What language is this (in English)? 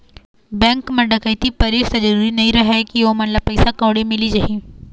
Chhattisgarhi